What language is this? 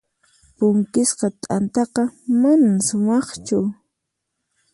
Puno Quechua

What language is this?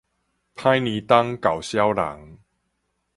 Min Nan Chinese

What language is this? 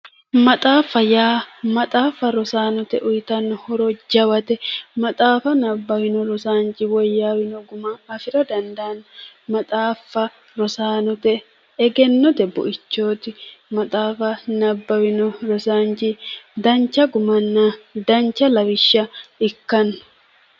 Sidamo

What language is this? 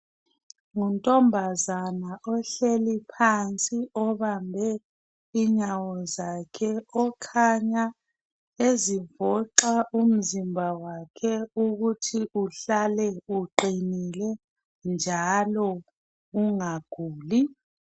North Ndebele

